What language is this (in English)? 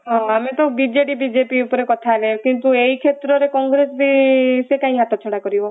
Odia